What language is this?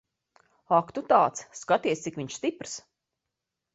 Latvian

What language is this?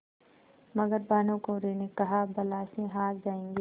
Hindi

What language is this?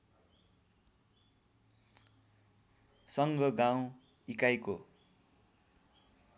Nepali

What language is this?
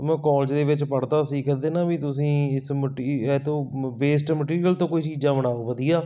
Punjabi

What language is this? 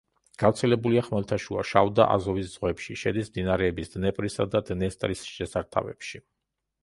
Georgian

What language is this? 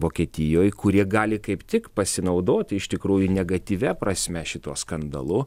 Lithuanian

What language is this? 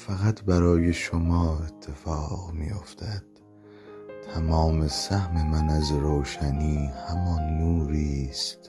Persian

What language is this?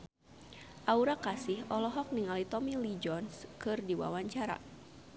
Sundanese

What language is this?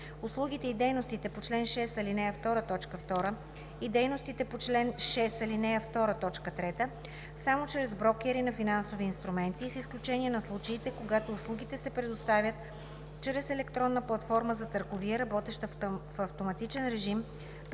Bulgarian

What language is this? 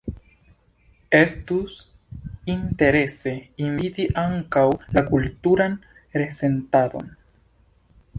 Esperanto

